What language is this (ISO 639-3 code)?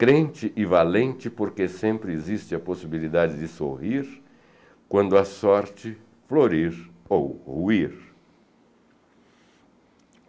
por